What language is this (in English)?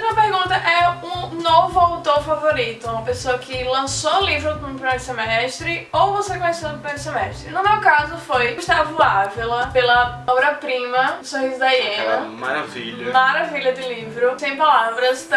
Portuguese